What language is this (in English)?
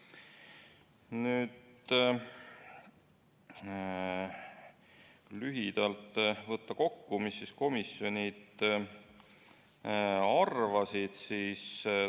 Estonian